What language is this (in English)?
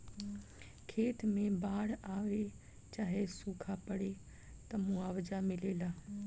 Bhojpuri